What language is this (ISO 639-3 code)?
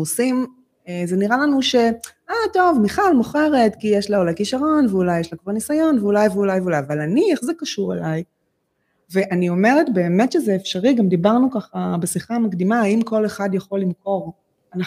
heb